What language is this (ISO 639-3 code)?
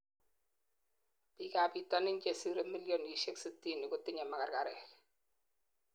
kln